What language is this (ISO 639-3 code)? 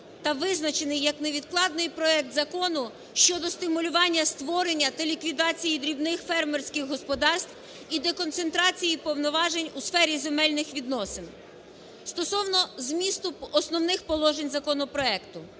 ukr